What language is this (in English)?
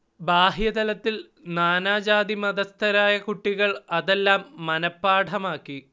Malayalam